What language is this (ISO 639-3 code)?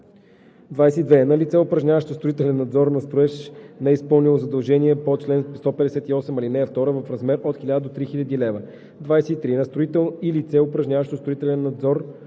bul